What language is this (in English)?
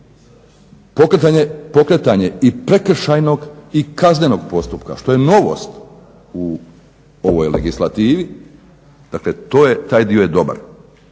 Croatian